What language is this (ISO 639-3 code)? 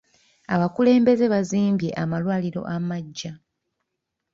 lug